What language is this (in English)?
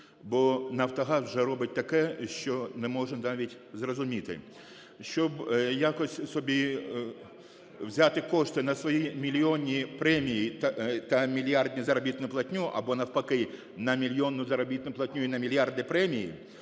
Ukrainian